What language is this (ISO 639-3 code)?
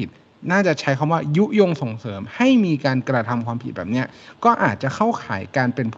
tha